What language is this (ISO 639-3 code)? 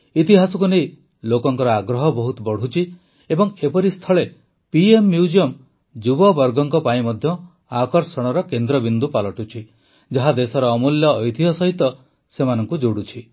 ori